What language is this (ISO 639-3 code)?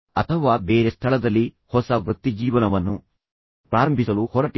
kan